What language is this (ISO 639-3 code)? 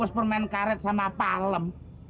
ind